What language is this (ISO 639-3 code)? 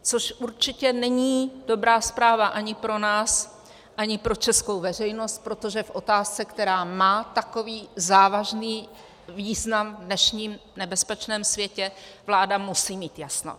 ces